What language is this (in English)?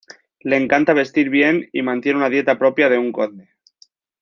Spanish